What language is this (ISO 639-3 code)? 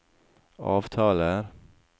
nor